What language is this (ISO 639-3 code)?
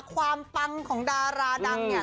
tha